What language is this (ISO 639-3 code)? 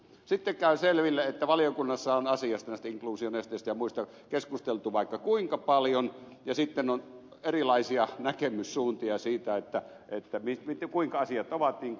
fin